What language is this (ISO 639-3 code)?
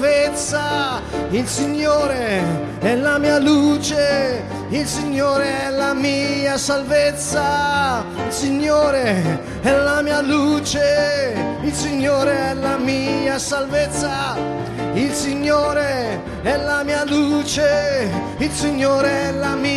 ita